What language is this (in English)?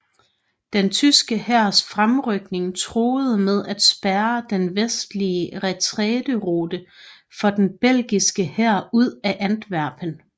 Danish